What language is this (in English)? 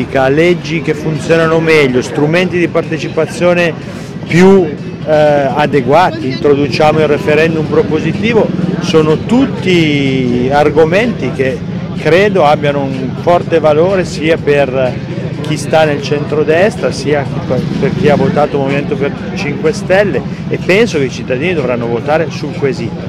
Italian